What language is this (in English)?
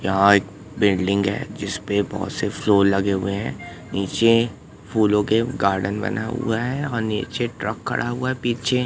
Hindi